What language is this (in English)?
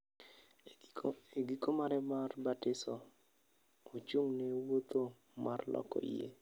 Luo (Kenya and Tanzania)